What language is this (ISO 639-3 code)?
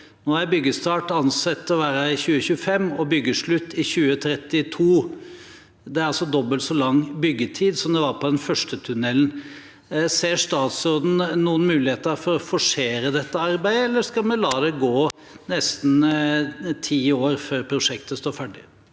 nor